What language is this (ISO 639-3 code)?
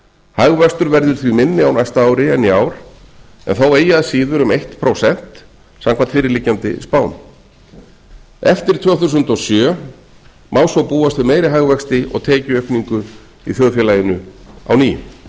isl